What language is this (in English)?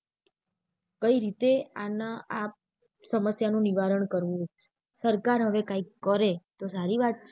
Gujarati